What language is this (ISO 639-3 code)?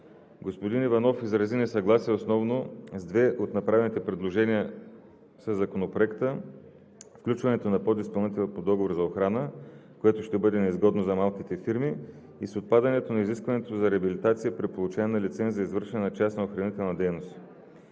bul